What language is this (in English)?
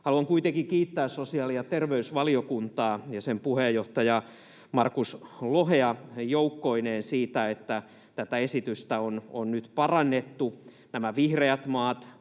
Finnish